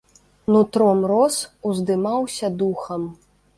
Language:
Belarusian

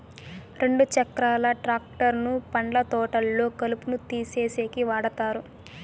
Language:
Telugu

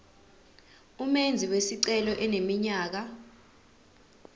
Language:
Zulu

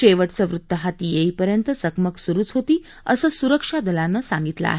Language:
Marathi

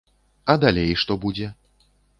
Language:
Belarusian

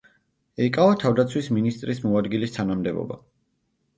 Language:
Georgian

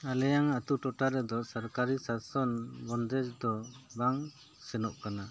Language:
Santali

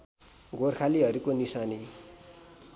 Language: Nepali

